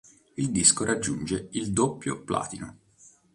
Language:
Italian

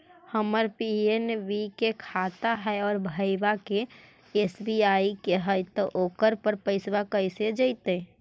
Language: Magahi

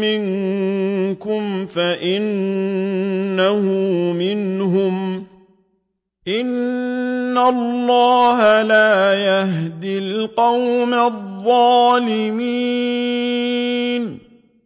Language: Arabic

